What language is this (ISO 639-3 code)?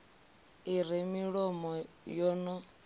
ven